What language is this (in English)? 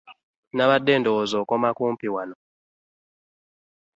Ganda